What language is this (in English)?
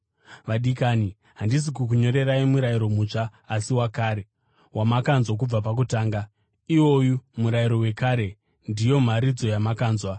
Shona